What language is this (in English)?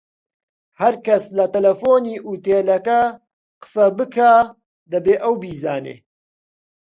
Central Kurdish